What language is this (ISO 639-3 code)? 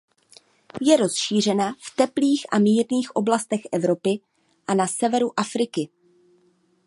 ces